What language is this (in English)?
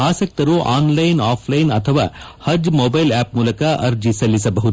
Kannada